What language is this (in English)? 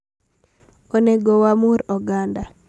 Luo (Kenya and Tanzania)